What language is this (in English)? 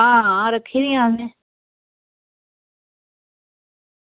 Dogri